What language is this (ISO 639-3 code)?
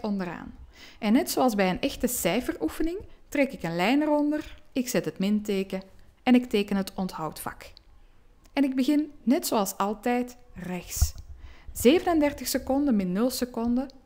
nld